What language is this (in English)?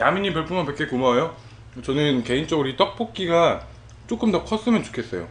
Korean